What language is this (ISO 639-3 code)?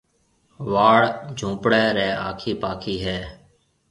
mve